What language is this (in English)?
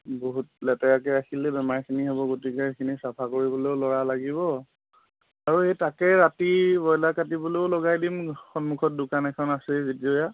Assamese